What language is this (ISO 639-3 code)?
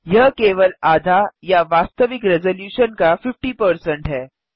hin